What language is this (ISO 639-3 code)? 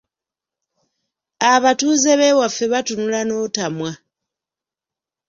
lug